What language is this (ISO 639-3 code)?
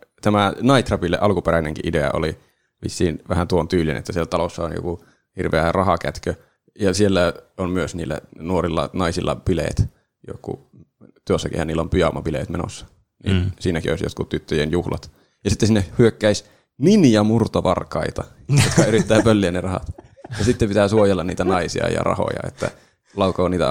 fin